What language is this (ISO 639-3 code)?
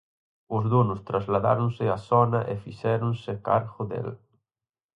glg